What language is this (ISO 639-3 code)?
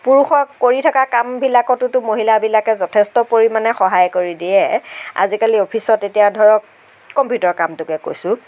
asm